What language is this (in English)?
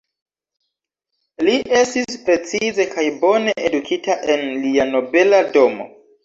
Esperanto